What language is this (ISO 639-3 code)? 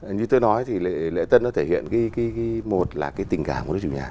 vie